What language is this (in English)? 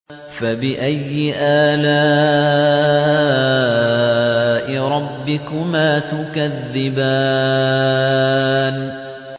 Arabic